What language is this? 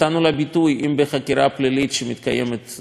Hebrew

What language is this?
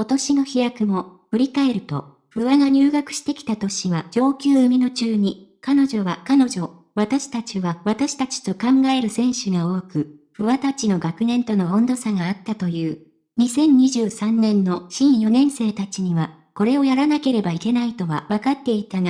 Japanese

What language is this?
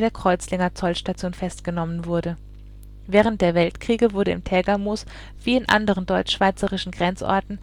German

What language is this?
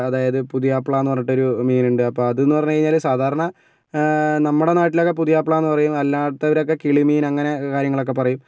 Malayalam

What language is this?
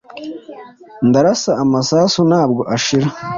Kinyarwanda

